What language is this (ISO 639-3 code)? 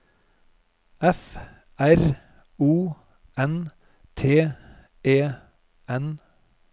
nor